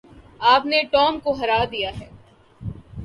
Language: Urdu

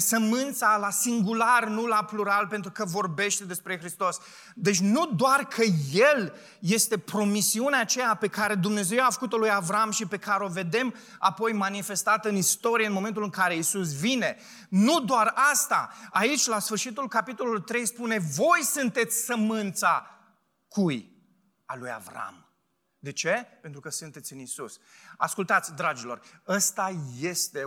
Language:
Romanian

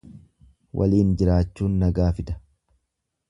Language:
Oromo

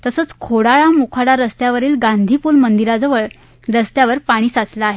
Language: Marathi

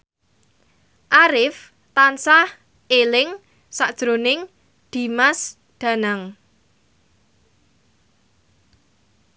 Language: Javanese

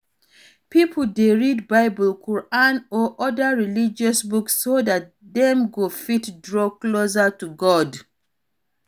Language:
Nigerian Pidgin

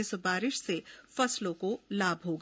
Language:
Hindi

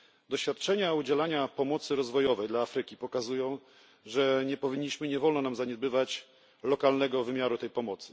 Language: Polish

